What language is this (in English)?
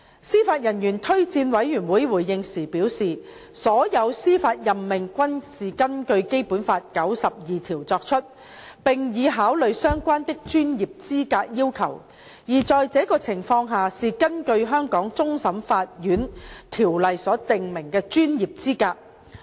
Cantonese